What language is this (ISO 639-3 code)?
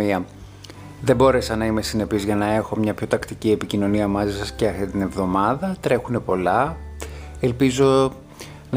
ell